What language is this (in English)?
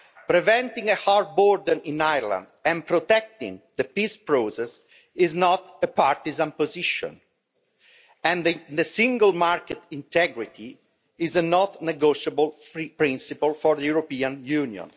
English